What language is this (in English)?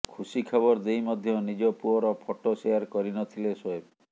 Odia